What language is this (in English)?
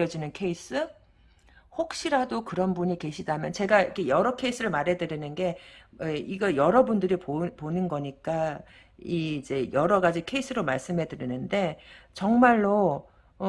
Korean